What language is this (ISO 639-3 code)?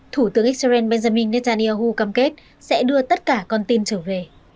vie